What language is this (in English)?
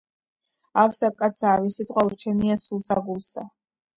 Georgian